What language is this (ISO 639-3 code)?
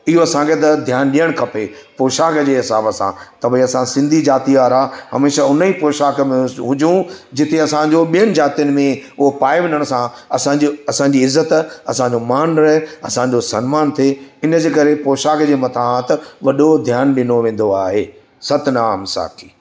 snd